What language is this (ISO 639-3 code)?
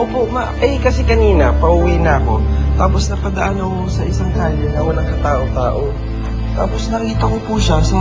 fil